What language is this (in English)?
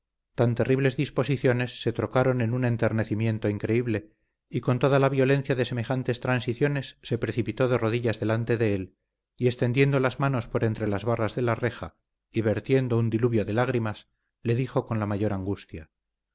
Spanish